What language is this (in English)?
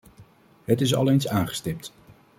Dutch